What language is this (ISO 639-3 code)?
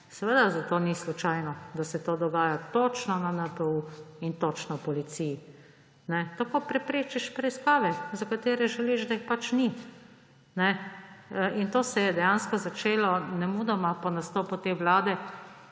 slv